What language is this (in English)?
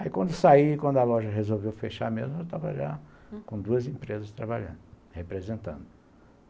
Portuguese